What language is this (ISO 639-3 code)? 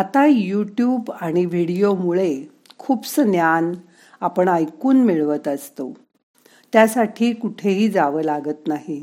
mar